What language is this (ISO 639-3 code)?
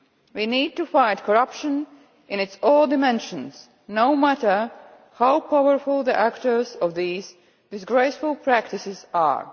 eng